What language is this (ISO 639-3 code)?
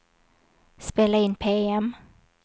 swe